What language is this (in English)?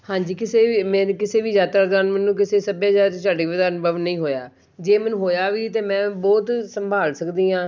Punjabi